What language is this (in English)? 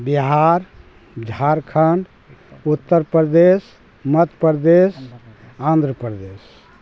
Maithili